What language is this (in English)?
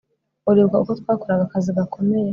Kinyarwanda